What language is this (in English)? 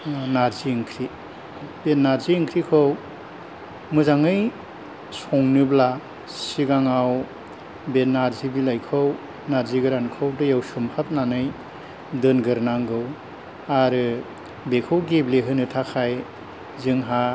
Bodo